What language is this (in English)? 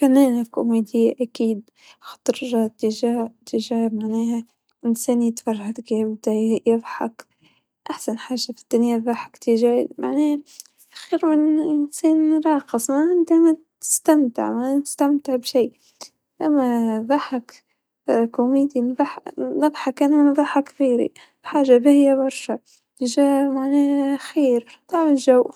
Tunisian Arabic